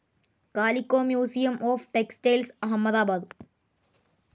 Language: Malayalam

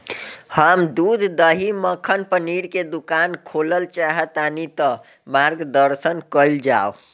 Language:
Bhojpuri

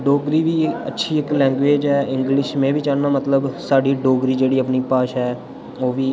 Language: Dogri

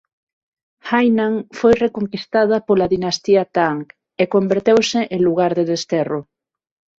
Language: Galician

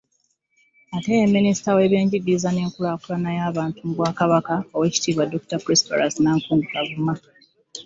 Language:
Ganda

